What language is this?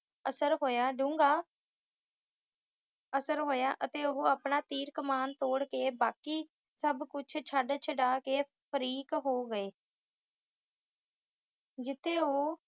Punjabi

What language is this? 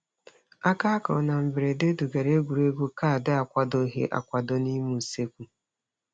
Igbo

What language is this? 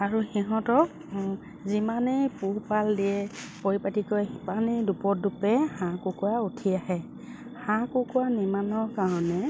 Assamese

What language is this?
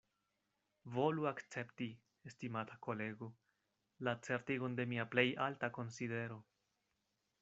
Esperanto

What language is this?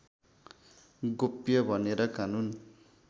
Nepali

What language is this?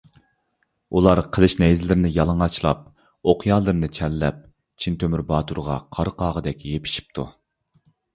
Uyghur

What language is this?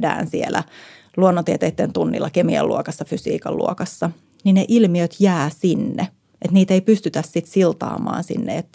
Finnish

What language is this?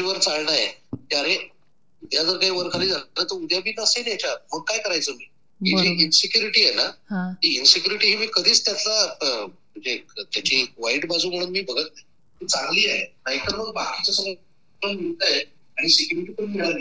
Marathi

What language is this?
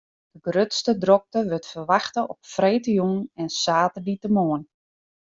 Western Frisian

